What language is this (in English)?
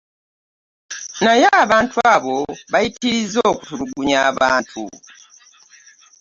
Ganda